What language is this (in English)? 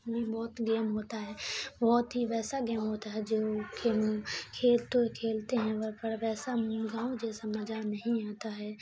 Urdu